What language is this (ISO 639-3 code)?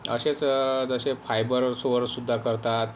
mar